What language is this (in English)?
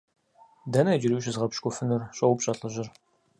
Kabardian